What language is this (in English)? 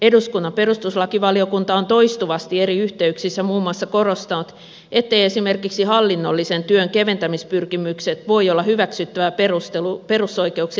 Finnish